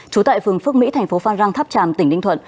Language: Vietnamese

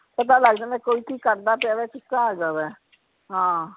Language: Punjabi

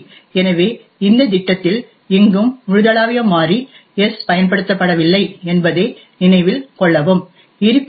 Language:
Tamil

